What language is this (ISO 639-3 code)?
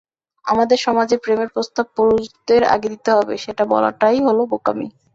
ben